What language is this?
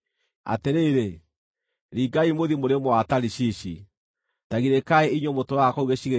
Kikuyu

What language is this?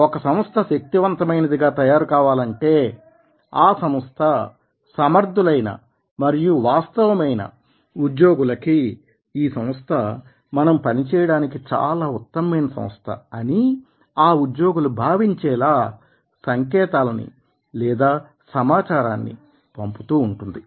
Telugu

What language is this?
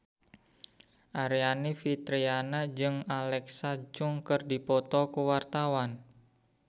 Sundanese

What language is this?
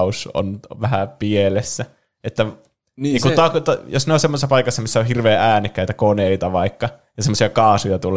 Finnish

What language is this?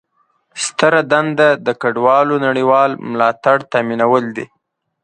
Pashto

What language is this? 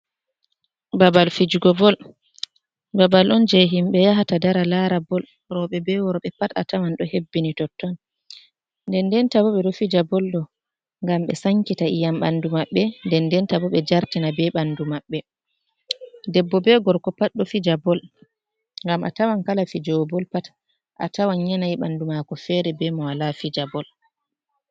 Fula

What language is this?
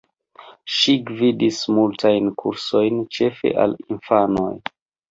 Esperanto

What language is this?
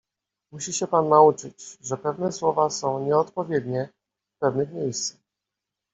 Polish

